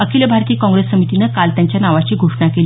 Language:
Marathi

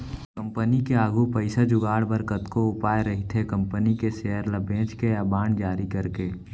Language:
Chhattisgarhi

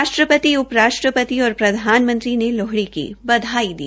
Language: Hindi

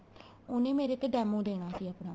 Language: Punjabi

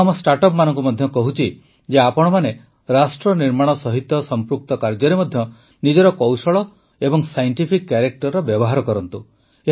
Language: Odia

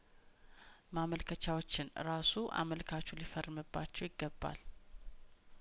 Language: Amharic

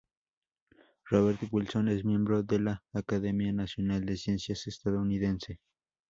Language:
Spanish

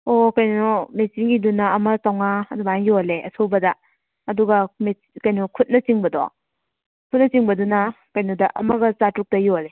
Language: Manipuri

